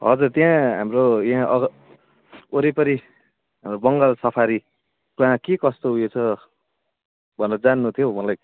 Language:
Nepali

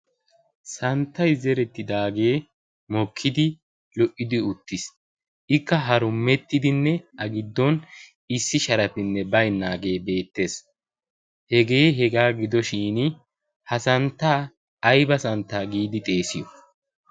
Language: Wolaytta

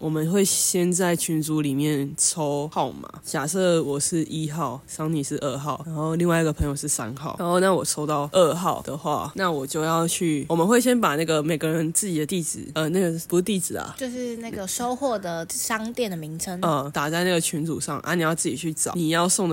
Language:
Chinese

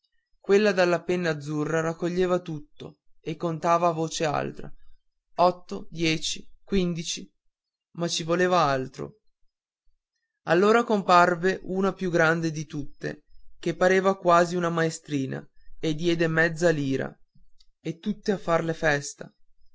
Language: Italian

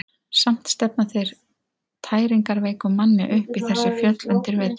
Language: Icelandic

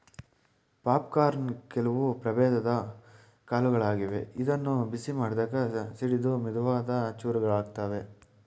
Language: Kannada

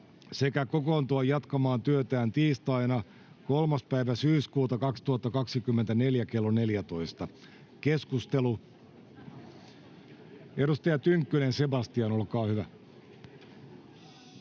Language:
Finnish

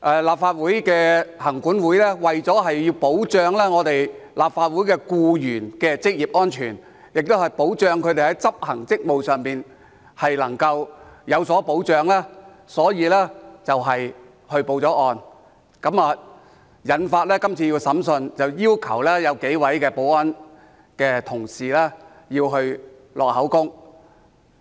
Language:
Cantonese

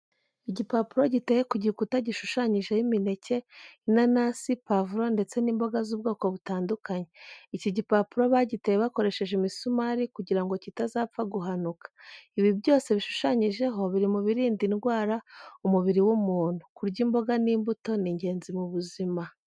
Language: Kinyarwanda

